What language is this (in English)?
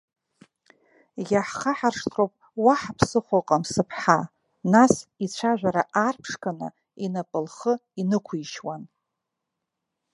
Abkhazian